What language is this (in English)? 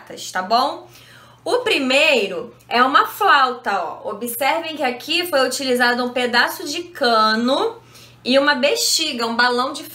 Portuguese